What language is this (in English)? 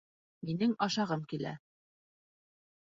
Bashkir